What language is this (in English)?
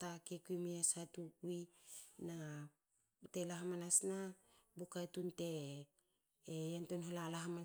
Hakö